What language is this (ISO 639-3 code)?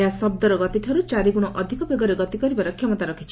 ori